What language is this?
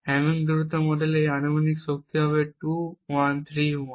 Bangla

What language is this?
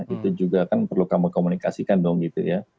Indonesian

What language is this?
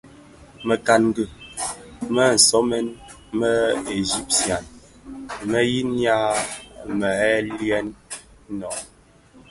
Bafia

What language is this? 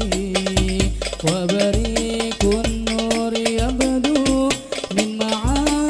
Arabic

